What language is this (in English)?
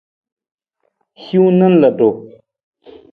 Nawdm